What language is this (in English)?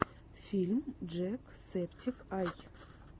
Russian